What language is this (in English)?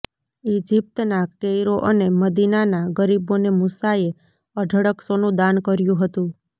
Gujarati